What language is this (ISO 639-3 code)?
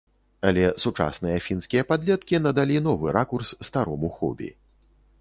bel